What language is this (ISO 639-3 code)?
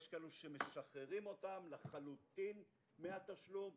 heb